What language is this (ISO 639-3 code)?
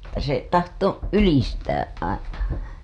fin